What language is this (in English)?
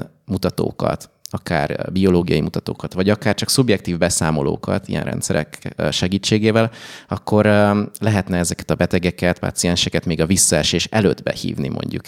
Hungarian